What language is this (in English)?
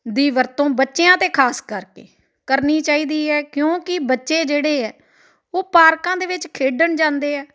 Punjabi